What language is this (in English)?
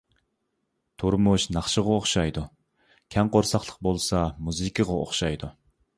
Uyghur